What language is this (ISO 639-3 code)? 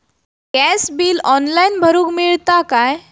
mar